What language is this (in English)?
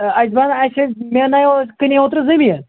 Kashmiri